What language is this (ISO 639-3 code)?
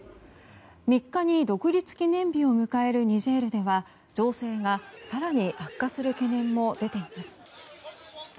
jpn